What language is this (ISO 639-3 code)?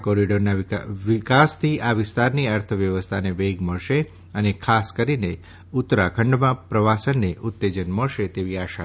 guj